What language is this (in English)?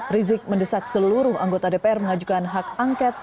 Indonesian